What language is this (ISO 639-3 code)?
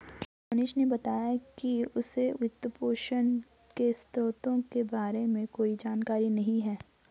hin